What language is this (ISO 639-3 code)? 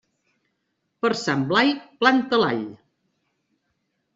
cat